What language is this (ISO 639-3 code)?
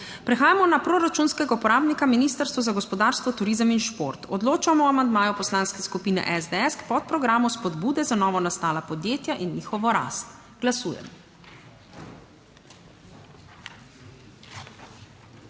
slv